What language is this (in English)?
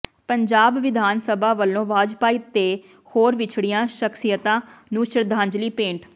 Punjabi